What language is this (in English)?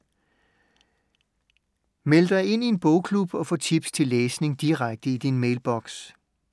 Danish